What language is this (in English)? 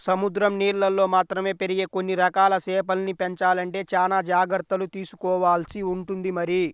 Telugu